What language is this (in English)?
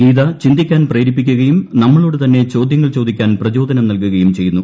Malayalam